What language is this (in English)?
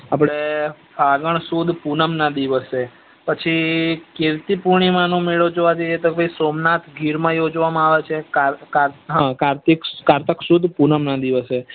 Gujarati